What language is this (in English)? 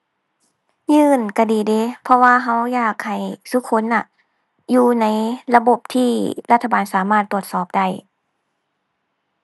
Thai